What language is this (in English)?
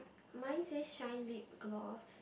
English